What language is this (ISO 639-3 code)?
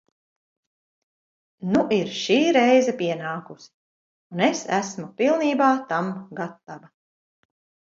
lav